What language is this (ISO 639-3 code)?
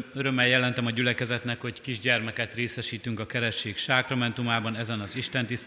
hun